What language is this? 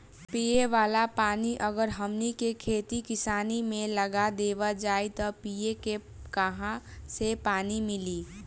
Bhojpuri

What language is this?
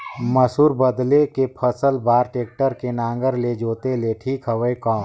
Chhattisgarhi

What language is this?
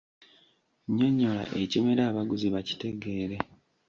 Ganda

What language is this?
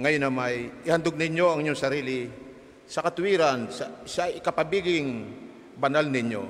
Filipino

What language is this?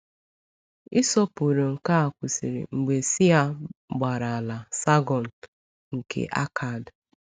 Igbo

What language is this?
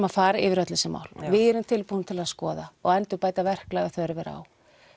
Icelandic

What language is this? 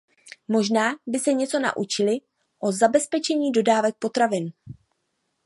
Czech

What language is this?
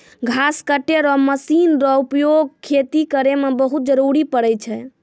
Maithili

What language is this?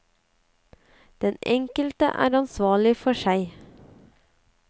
Norwegian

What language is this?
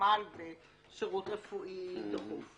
Hebrew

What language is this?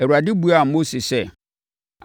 Akan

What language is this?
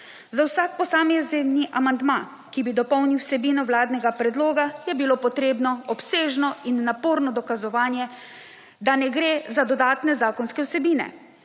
Slovenian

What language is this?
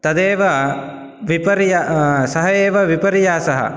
Sanskrit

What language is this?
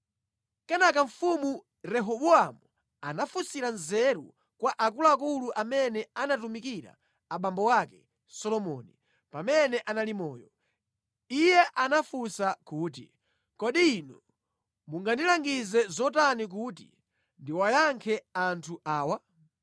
Nyanja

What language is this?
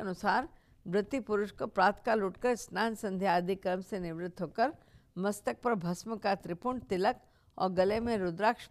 Hindi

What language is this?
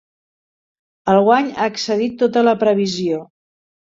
Catalan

